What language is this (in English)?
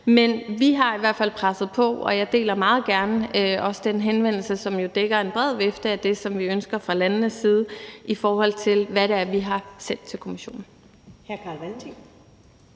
Danish